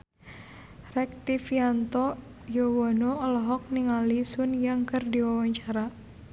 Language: Sundanese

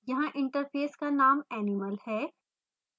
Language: Hindi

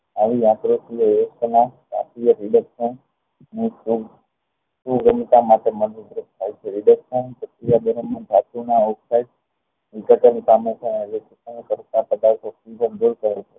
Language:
Gujarati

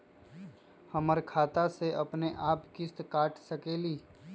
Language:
Magahi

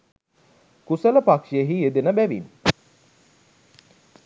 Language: Sinhala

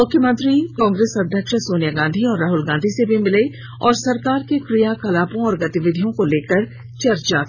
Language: Hindi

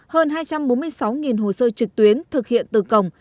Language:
Vietnamese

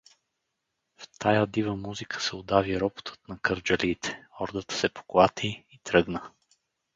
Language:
Bulgarian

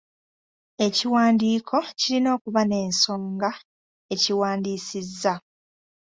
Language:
Ganda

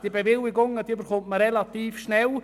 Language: Swiss German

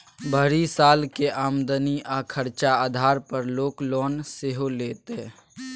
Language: Maithili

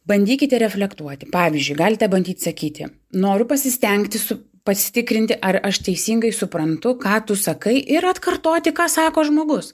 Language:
Lithuanian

